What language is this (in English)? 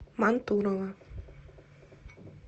Russian